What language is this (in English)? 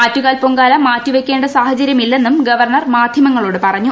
Malayalam